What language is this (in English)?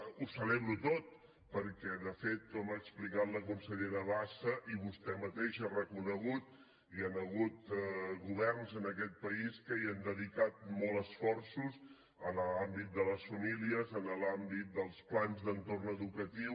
Catalan